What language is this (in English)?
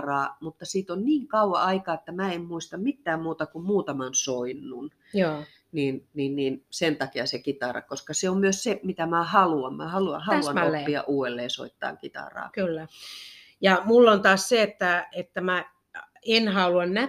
Finnish